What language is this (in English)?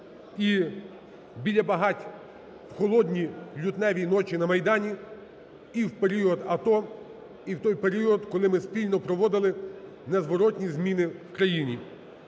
Ukrainian